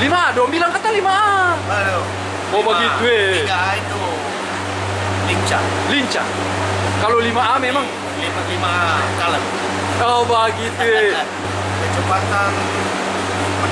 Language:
Indonesian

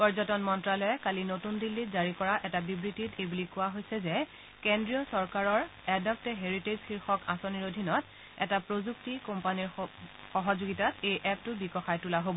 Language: Assamese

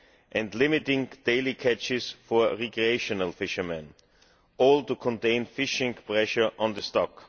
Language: English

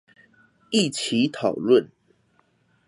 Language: Chinese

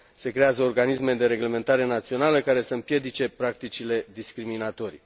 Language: Romanian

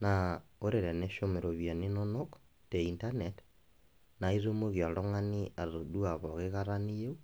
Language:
Masai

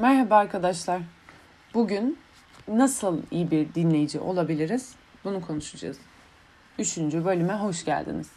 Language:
Turkish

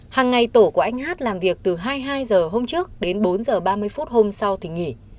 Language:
Vietnamese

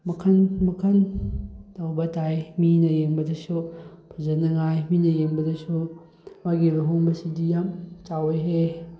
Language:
Manipuri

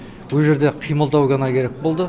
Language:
Kazakh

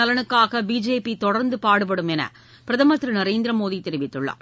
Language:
Tamil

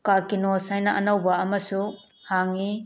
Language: Manipuri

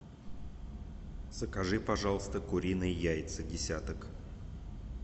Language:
Russian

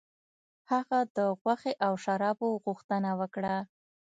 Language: Pashto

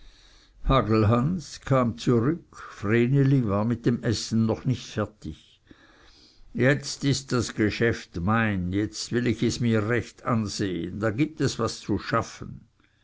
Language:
German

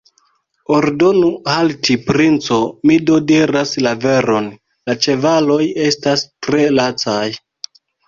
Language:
Esperanto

